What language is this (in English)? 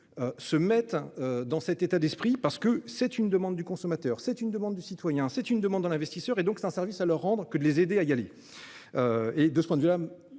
French